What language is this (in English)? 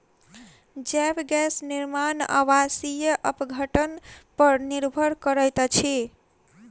Maithili